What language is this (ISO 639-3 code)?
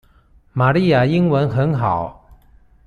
zho